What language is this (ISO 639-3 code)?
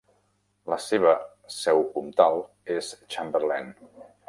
cat